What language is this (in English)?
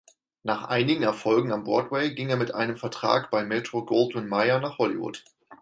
German